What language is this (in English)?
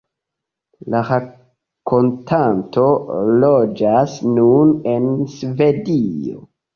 Esperanto